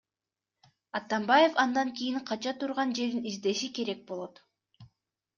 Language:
Kyrgyz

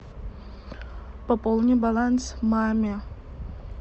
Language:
Russian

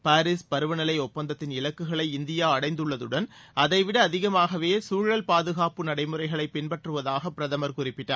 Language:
Tamil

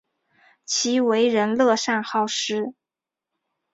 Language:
Chinese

